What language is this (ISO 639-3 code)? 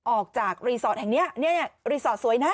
tha